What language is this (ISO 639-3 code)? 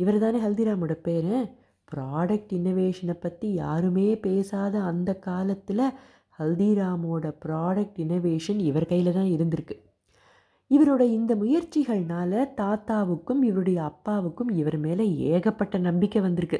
tam